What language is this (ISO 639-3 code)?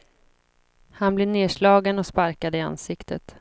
swe